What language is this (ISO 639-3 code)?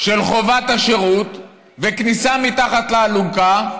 heb